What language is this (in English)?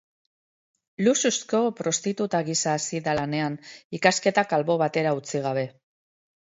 Basque